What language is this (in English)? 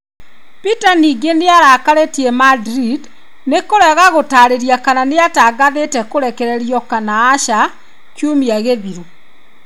Kikuyu